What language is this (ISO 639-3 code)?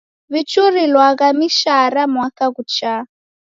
dav